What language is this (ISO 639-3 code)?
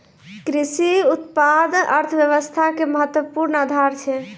mai